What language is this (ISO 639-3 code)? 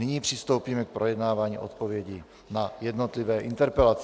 ces